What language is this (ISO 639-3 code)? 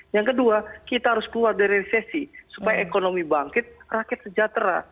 ind